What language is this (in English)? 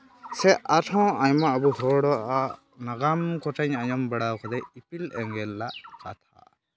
Santali